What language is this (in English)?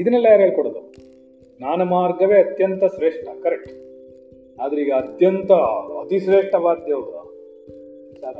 Kannada